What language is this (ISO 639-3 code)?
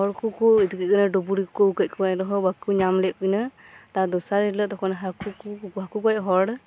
sat